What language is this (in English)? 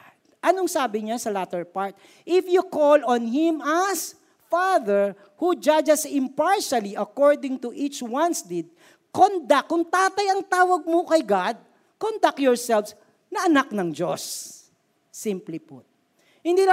Filipino